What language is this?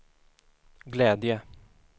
Swedish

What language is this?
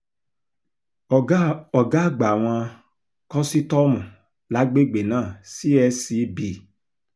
Yoruba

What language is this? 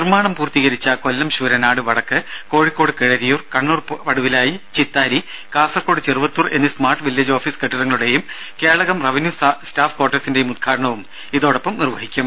Malayalam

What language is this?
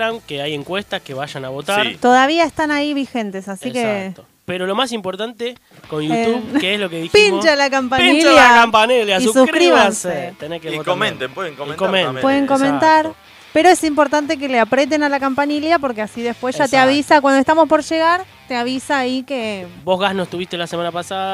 Spanish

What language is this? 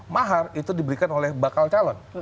Indonesian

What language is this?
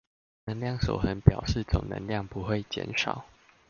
Chinese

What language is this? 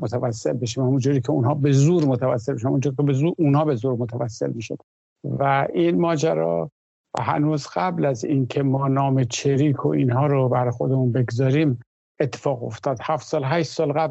Persian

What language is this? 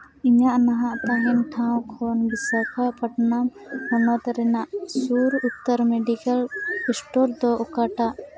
Santali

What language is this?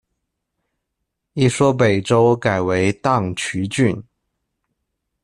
Chinese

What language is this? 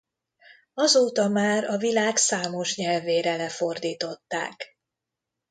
Hungarian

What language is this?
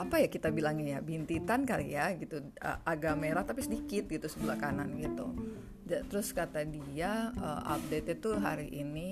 Indonesian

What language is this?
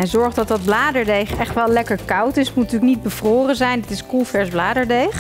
Dutch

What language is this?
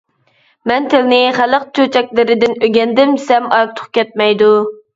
Uyghur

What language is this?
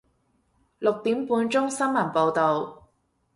Cantonese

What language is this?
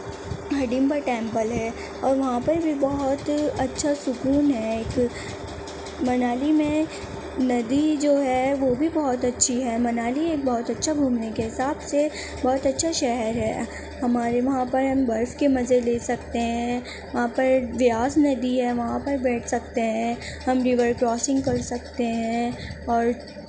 Urdu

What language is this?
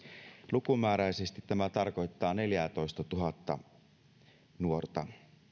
Finnish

